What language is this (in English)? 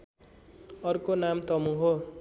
Nepali